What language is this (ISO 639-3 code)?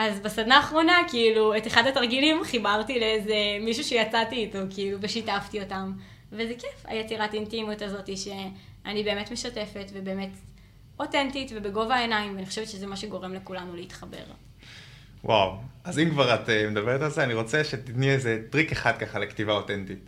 heb